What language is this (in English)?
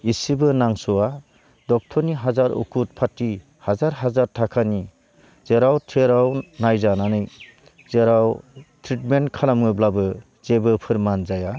Bodo